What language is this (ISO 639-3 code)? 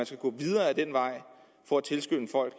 dan